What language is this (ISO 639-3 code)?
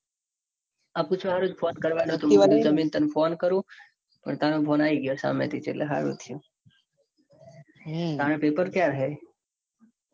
guj